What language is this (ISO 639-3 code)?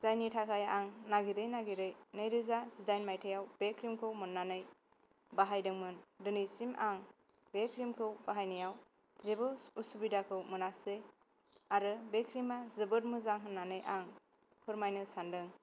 brx